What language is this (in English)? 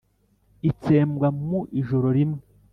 Kinyarwanda